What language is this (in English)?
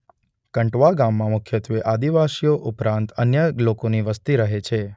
Gujarati